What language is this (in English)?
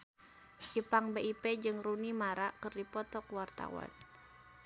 Sundanese